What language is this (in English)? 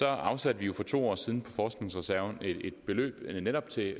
Danish